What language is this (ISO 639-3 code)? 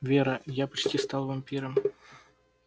rus